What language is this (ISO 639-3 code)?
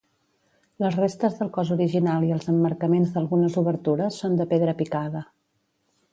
cat